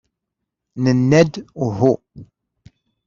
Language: Kabyle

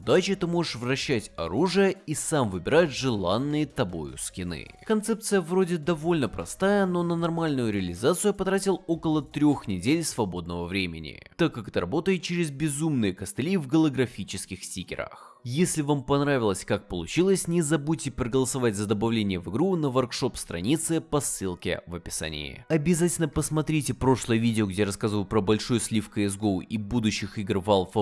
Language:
Russian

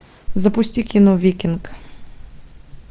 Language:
Russian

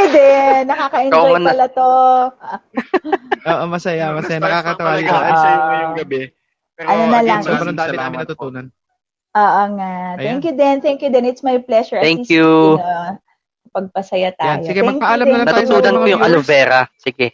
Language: Filipino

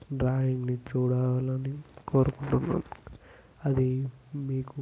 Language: Telugu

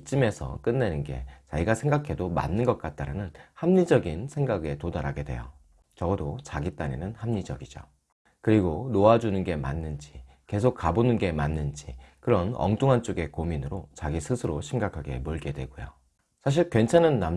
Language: Korean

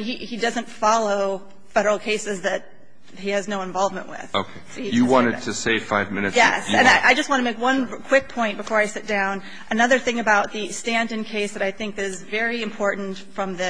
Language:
English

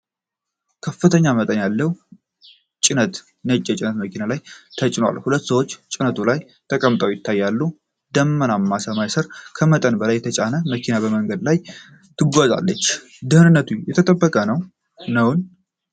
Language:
Amharic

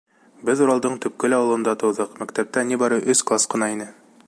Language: Bashkir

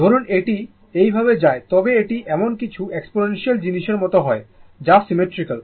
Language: Bangla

